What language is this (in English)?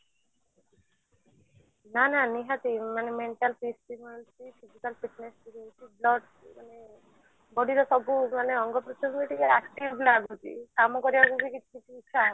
Odia